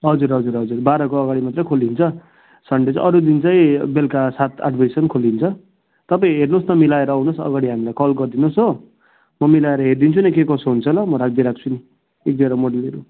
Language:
Nepali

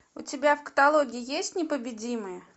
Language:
Russian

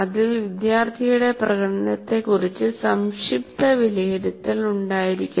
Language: Malayalam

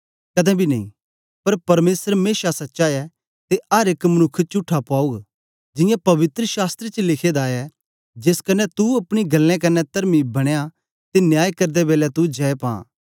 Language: Dogri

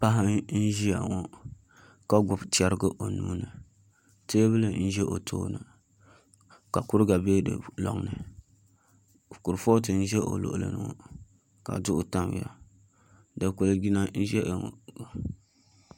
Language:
Dagbani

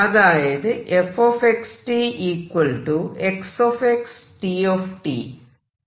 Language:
Malayalam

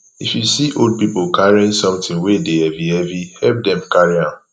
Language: Nigerian Pidgin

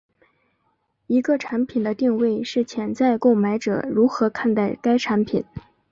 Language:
Chinese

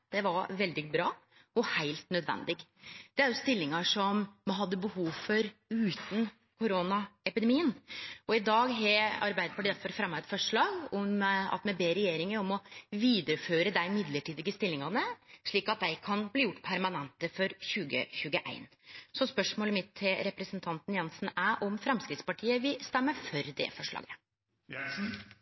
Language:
Norwegian Nynorsk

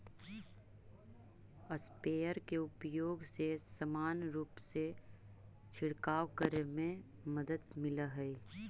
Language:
Magahi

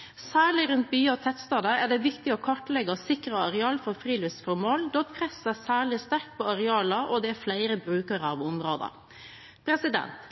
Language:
Norwegian Bokmål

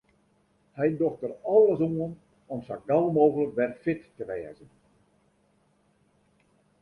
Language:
Western Frisian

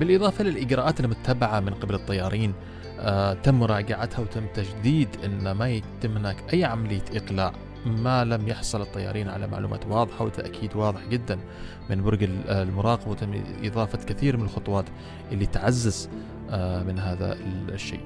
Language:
Arabic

